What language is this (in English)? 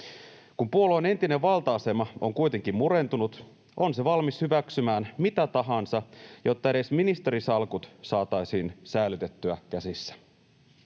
Finnish